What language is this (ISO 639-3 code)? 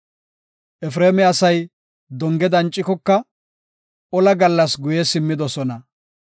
gof